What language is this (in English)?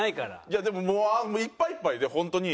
Japanese